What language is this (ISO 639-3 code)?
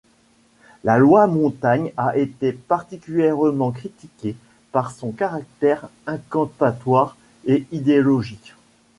fra